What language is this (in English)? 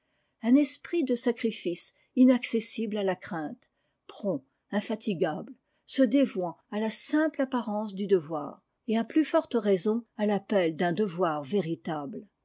French